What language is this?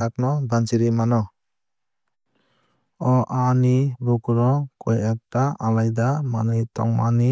Kok Borok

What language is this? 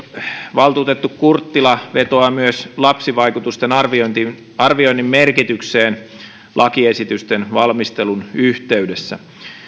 Finnish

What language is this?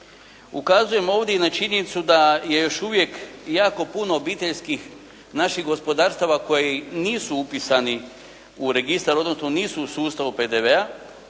Croatian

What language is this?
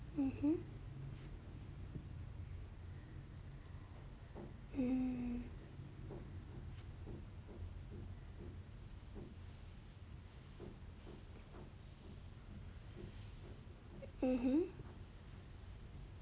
English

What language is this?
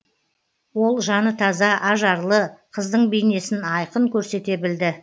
Kazakh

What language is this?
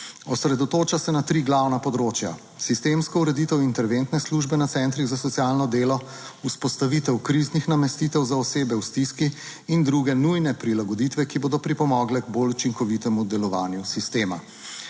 Slovenian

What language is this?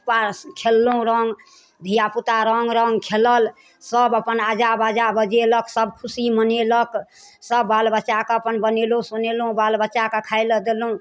Maithili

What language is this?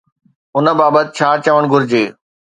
Sindhi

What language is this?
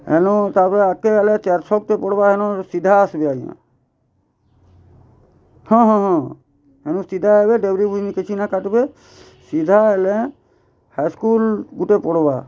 Odia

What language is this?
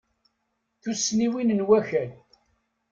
Kabyle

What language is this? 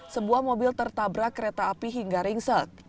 Indonesian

